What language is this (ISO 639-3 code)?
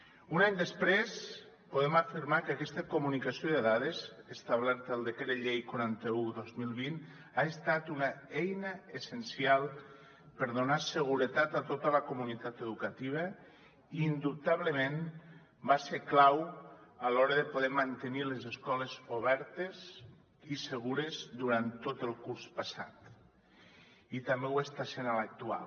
cat